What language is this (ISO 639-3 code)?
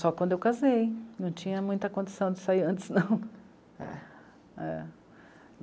por